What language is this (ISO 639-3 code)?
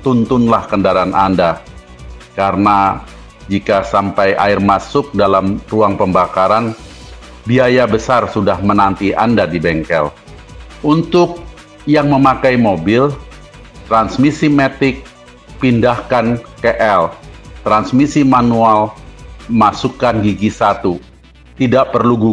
ind